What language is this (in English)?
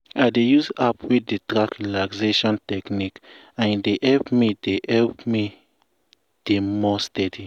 Nigerian Pidgin